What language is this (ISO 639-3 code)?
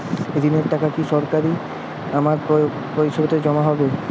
ben